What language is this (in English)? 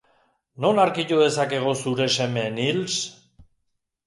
Basque